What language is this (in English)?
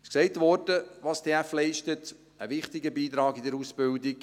Swiss German